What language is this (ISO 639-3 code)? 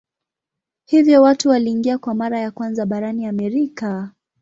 swa